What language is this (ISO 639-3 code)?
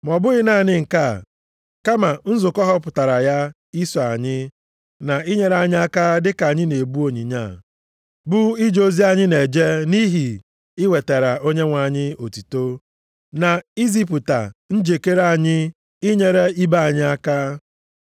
ibo